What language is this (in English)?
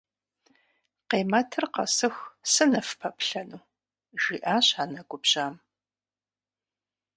Kabardian